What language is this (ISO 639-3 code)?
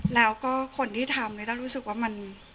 tha